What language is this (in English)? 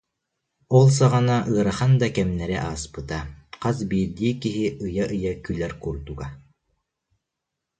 Yakut